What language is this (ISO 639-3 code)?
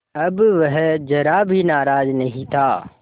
hin